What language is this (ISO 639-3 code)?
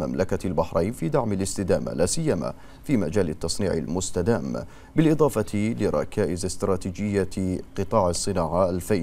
ara